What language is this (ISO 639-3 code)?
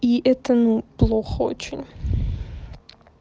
rus